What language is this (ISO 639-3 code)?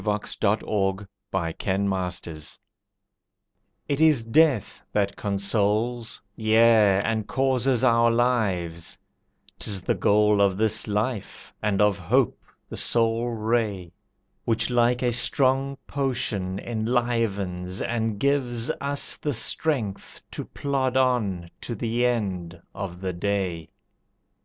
eng